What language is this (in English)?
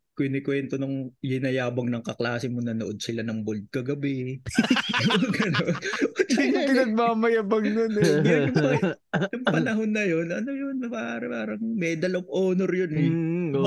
Filipino